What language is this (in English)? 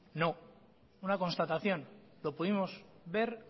Spanish